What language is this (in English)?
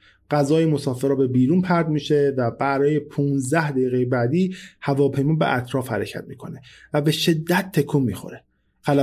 Persian